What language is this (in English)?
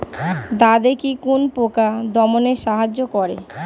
Bangla